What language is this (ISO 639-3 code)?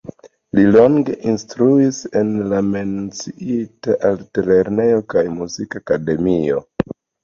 epo